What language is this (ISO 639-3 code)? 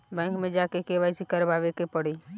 bho